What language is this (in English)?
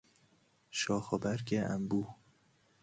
Persian